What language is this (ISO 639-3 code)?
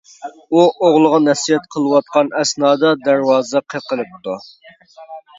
uig